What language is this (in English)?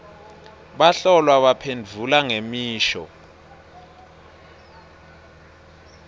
Swati